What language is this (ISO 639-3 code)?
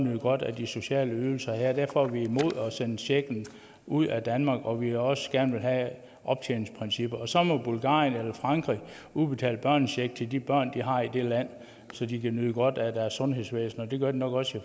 dan